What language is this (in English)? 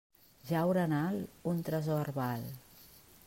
Catalan